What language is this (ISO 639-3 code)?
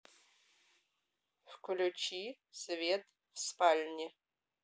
rus